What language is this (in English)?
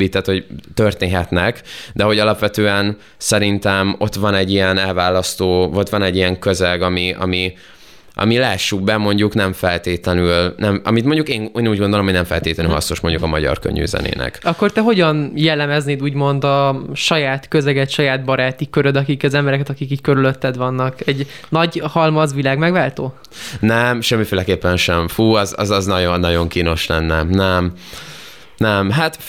Hungarian